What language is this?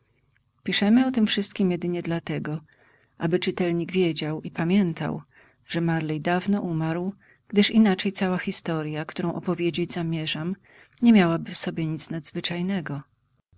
Polish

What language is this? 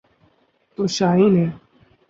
Urdu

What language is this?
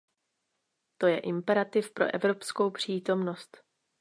Czech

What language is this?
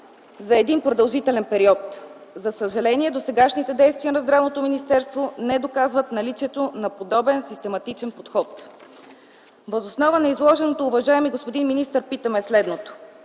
Bulgarian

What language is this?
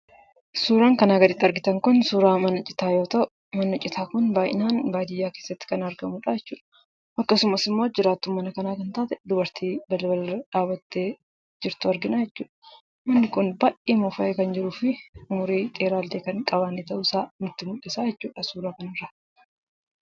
Oromo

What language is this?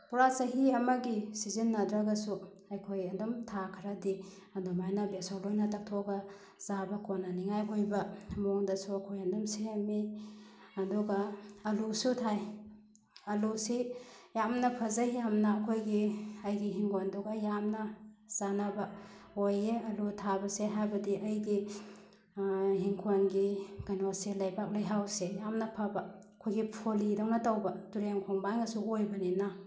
Manipuri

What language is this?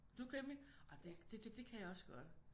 Danish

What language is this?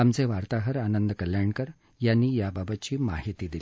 Marathi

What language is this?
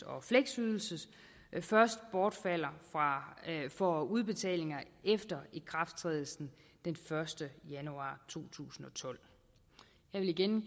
Danish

